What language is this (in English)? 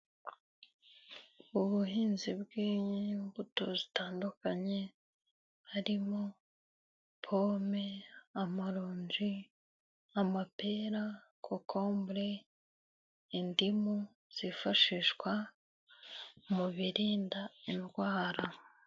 Kinyarwanda